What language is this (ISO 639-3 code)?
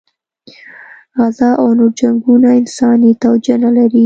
pus